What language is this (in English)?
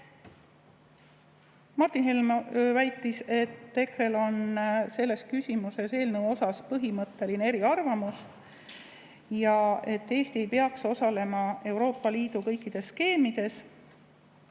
Estonian